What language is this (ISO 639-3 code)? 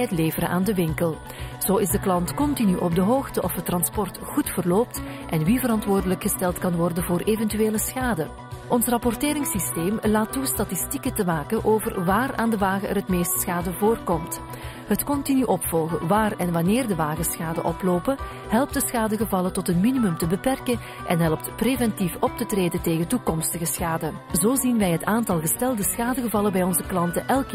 nld